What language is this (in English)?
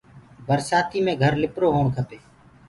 Gurgula